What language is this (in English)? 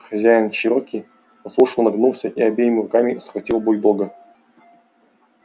Russian